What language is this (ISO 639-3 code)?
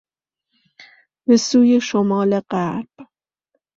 fas